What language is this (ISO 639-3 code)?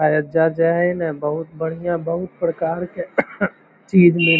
mag